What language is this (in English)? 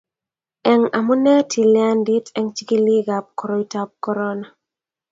Kalenjin